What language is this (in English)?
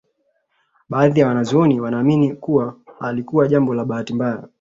Swahili